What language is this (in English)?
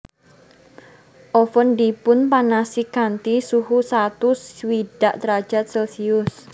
Javanese